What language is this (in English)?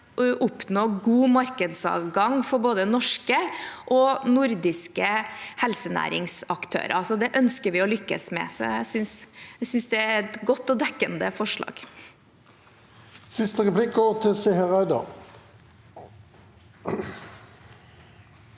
Norwegian